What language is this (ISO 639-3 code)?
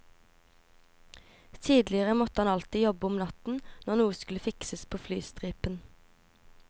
nor